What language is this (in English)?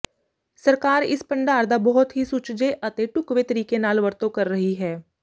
Punjabi